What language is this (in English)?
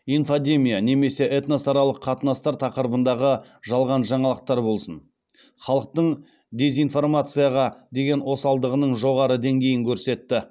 Kazakh